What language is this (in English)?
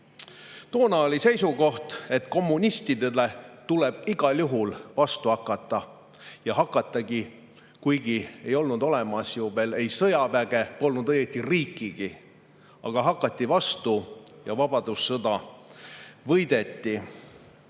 Estonian